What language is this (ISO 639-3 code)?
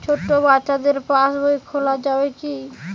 ben